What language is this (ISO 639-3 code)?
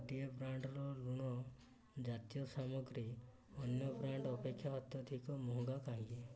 ori